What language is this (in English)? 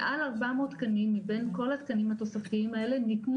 Hebrew